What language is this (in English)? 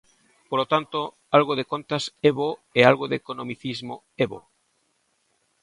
Galician